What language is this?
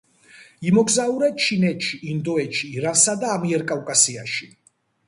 Georgian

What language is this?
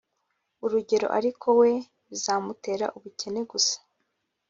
Kinyarwanda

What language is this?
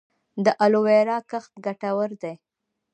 Pashto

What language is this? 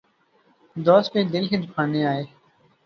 Urdu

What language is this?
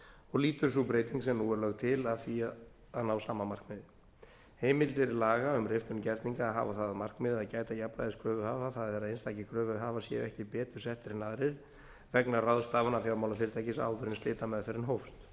Icelandic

